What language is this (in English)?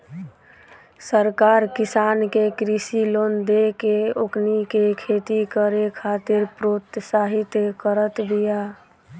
Bhojpuri